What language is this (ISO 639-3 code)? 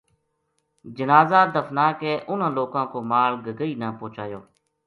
gju